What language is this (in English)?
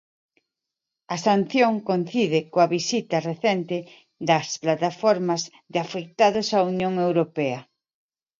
Galician